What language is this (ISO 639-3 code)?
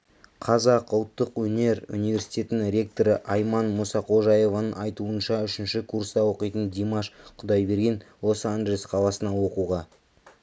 kaz